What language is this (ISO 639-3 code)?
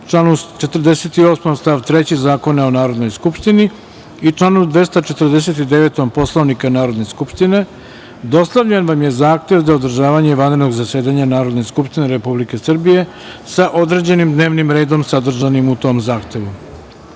srp